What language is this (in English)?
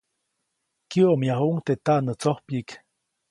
Copainalá Zoque